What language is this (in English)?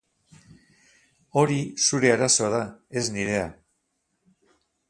Basque